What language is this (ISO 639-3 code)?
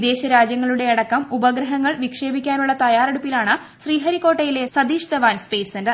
mal